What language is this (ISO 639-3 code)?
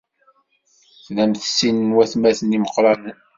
kab